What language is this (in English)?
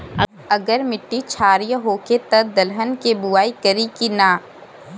Bhojpuri